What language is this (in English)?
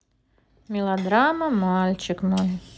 Russian